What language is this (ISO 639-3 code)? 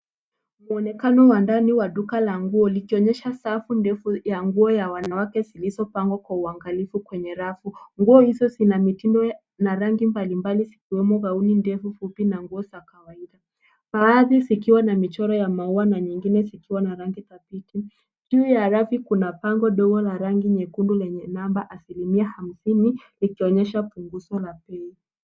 swa